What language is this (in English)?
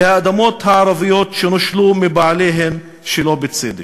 Hebrew